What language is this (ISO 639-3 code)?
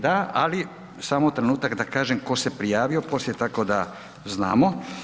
hrv